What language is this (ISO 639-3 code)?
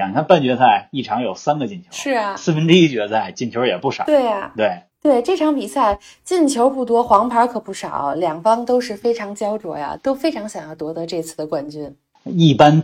zho